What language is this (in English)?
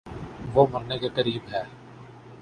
Urdu